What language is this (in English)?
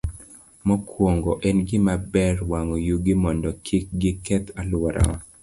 Luo (Kenya and Tanzania)